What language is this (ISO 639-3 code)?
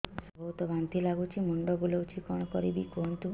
ori